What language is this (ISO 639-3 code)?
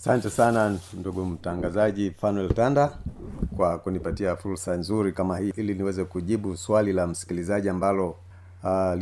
swa